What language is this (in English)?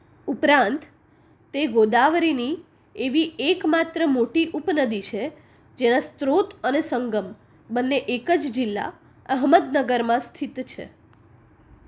Gujarati